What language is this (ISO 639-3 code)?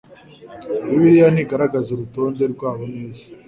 kin